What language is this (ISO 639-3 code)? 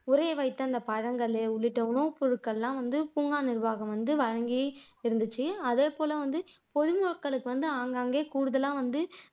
tam